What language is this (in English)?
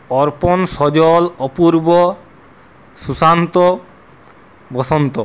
Bangla